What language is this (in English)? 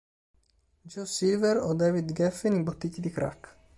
Italian